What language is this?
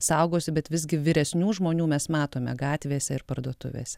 Lithuanian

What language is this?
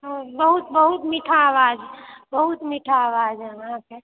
Maithili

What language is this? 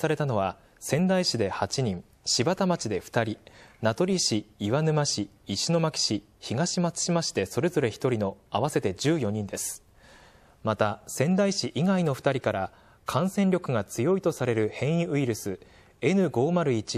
Japanese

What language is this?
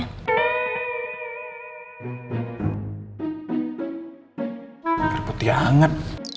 Indonesian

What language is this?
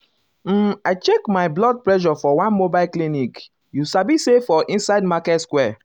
Nigerian Pidgin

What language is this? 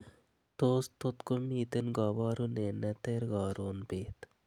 Kalenjin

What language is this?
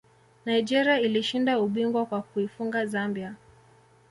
Swahili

